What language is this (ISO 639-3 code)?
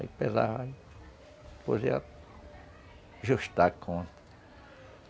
por